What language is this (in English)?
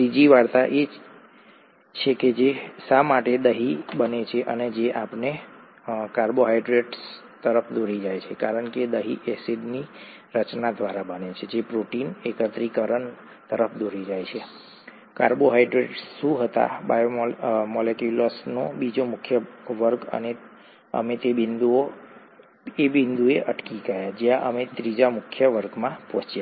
Gujarati